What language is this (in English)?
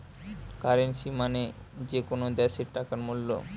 Bangla